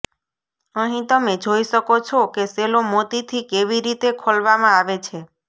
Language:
Gujarati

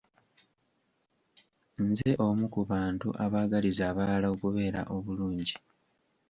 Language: Ganda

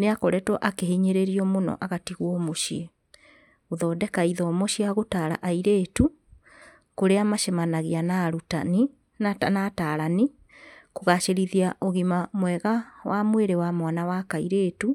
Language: Kikuyu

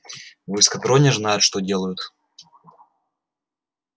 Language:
Russian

